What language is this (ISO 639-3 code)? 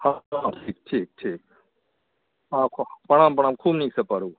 mai